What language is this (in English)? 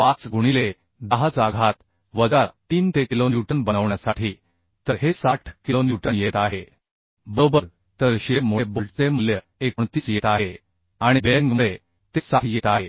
Marathi